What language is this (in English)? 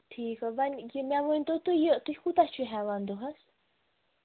Kashmiri